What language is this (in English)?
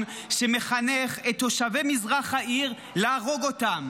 Hebrew